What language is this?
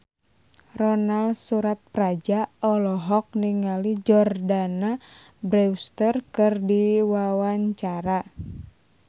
Sundanese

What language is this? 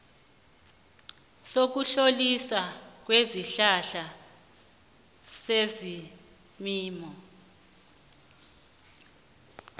South Ndebele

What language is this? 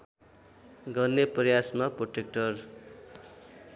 Nepali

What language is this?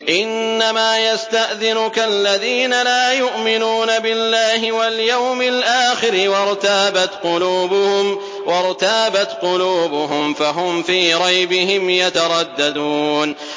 Arabic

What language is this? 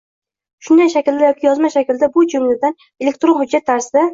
Uzbek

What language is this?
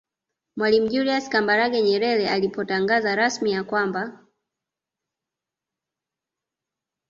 Swahili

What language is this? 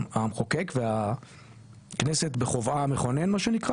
Hebrew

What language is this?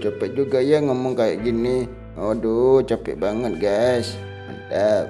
Indonesian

